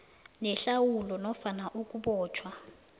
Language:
South Ndebele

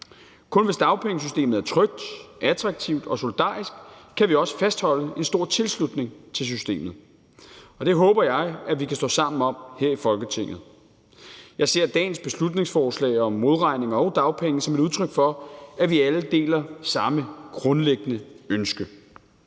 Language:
Danish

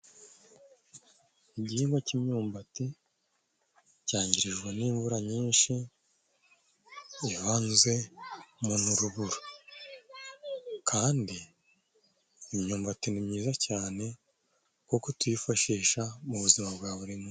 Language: Kinyarwanda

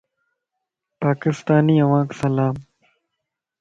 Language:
Lasi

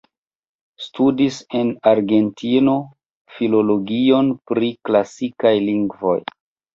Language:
Esperanto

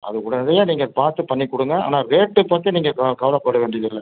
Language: Tamil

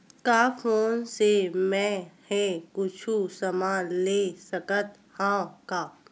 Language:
Chhattisgarhi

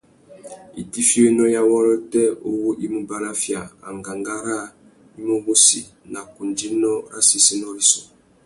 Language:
Tuki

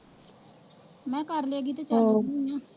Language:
Punjabi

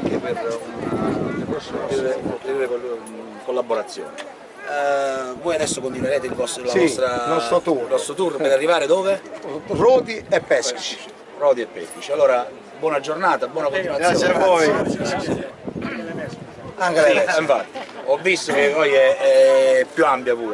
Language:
Italian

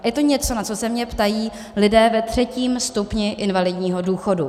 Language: Czech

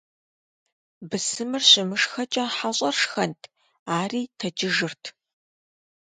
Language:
Kabardian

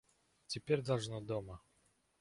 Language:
Russian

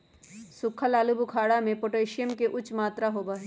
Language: Magahi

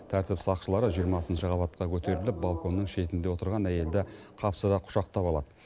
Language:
Kazakh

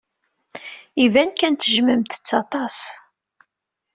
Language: Kabyle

